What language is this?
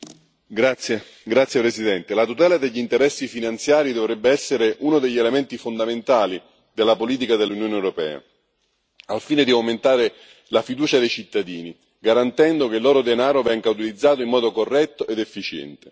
Italian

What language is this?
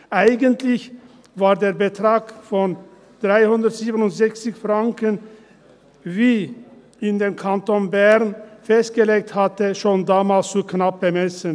Swiss German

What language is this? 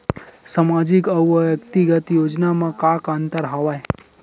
Chhattisgarhi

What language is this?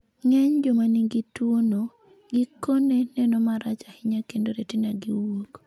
Luo (Kenya and Tanzania)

